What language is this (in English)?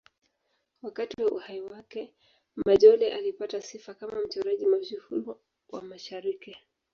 Swahili